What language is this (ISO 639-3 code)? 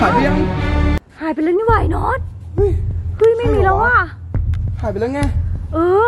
tha